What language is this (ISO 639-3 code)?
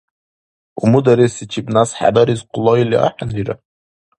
dar